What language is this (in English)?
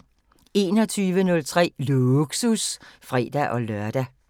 Danish